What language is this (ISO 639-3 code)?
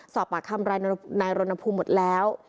tha